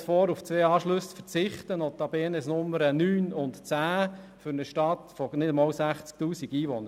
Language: Swiss German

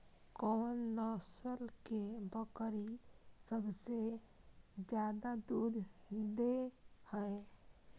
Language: Maithili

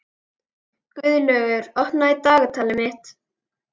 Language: Icelandic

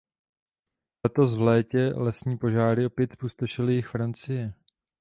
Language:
Czech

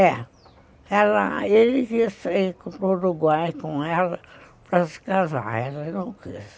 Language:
Portuguese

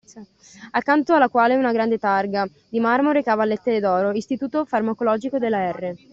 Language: Italian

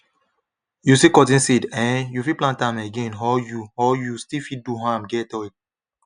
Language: Nigerian Pidgin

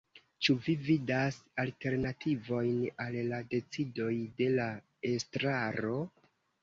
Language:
Esperanto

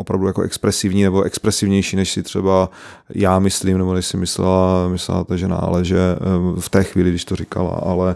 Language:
Czech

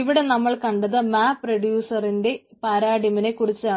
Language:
Malayalam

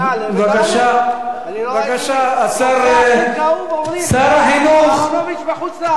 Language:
Hebrew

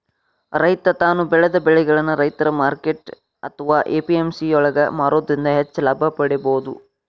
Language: Kannada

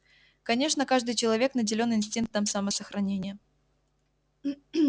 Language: Russian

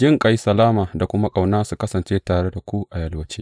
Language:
Hausa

